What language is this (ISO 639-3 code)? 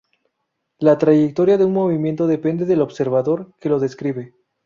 spa